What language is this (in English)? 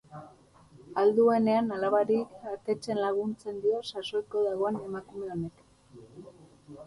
Basque